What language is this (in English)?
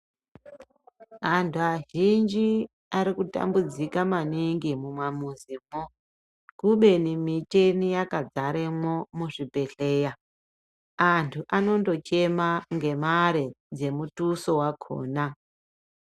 Ndau